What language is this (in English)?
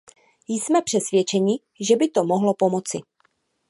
Czech